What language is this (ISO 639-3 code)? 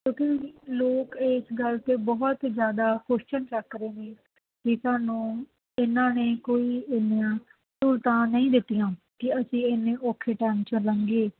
pan